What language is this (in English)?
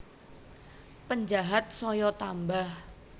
Javanese